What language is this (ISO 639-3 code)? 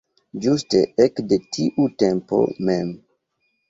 epo